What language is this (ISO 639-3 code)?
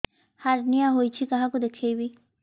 ori